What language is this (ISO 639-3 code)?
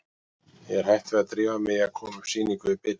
isl